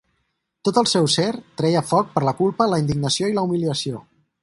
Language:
Catalan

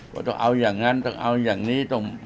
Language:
Thai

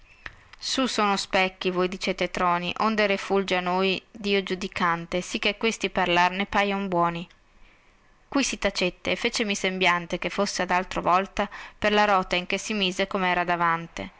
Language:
Italian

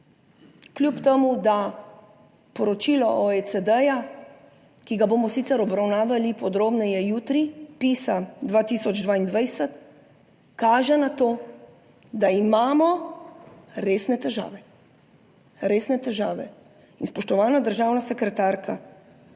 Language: Slovenian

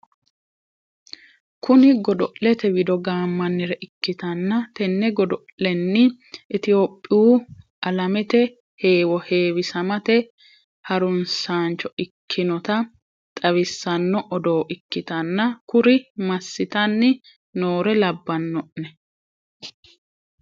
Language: Sidamo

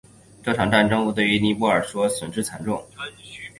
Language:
Chinese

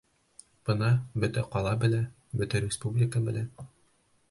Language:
Bashkir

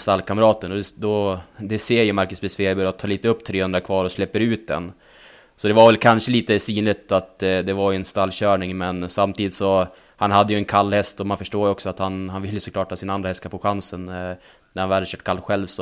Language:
Swedish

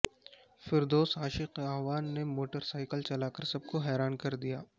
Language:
Urdu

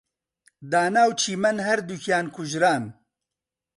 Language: Central Kurdish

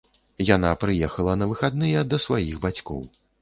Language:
Belarusian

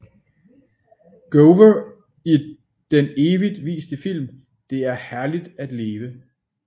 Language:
Danish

